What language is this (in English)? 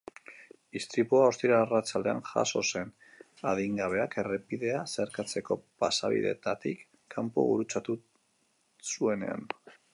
Basque